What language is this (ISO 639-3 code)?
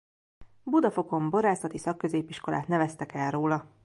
hun